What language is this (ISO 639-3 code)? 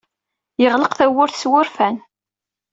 kab